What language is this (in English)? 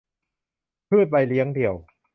Thai